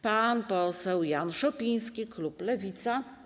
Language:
Polish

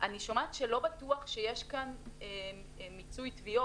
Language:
Hebrew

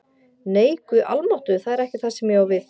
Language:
Icelandic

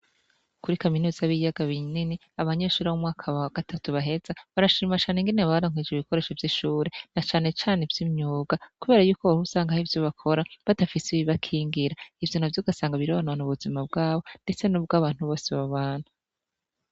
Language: Rundi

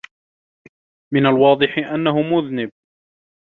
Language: Arabic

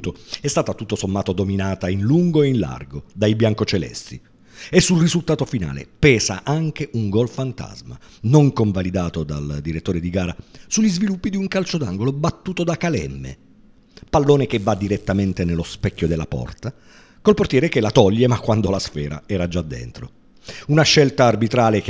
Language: Italian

